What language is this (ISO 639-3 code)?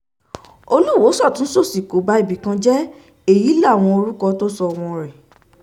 yor